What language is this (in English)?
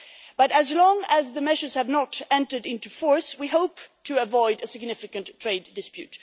English